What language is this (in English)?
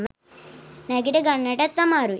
Sinhala